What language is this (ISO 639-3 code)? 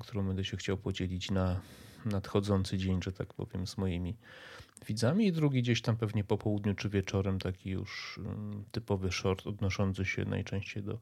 pol